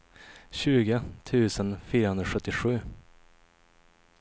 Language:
Swedish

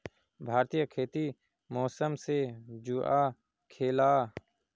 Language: Magahi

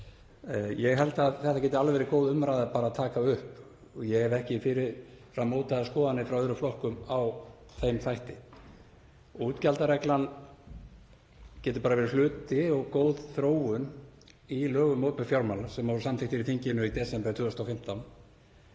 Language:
Icelandic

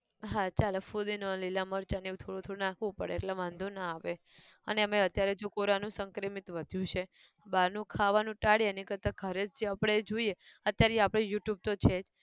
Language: Gujarati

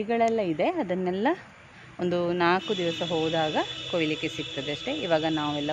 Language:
Kannada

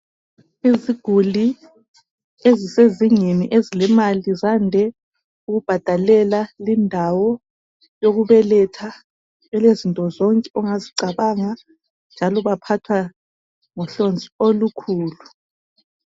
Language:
North Ndebele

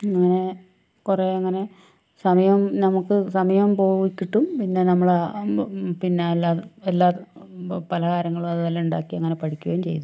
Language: Malayalam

